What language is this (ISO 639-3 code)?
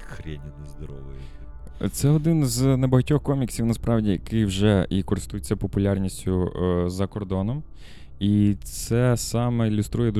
ukr